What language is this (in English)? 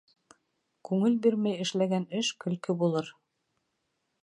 Bashkir